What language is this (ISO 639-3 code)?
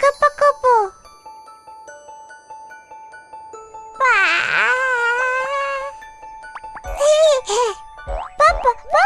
ind